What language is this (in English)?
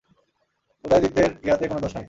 Bangla